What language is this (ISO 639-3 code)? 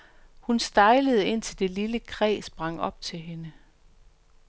dan